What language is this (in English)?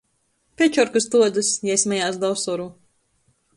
Latgalian